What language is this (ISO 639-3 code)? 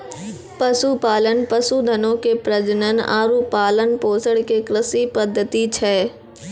mai